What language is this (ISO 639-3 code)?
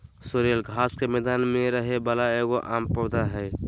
mag